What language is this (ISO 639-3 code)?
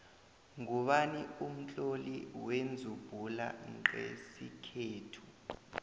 nbl